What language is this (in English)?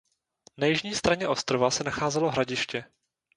Czech